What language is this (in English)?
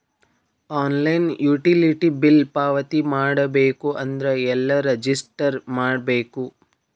Kannada